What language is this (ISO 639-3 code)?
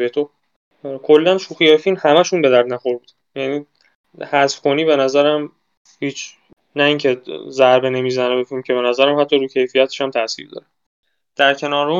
fas